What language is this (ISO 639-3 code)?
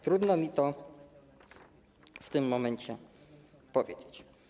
pol